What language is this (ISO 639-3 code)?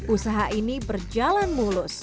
ind